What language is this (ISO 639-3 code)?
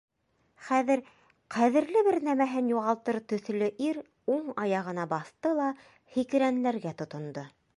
bak